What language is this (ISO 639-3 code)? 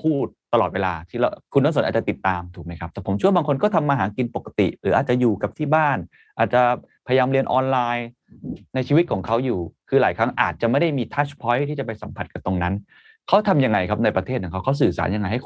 tha